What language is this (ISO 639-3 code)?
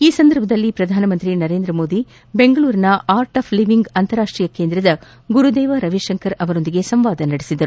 kan